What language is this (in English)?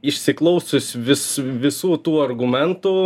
Lithuanian